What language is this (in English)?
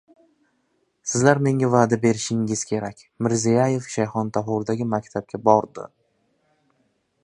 Uzbek